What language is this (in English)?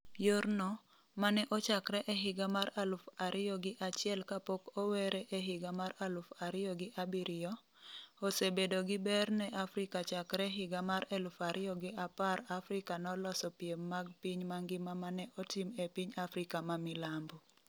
Luo (Kenya and Tanzania)